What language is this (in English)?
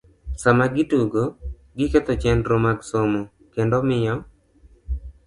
Luo (Kenya and Tanzania)